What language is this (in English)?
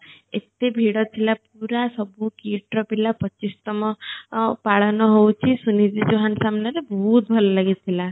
Odia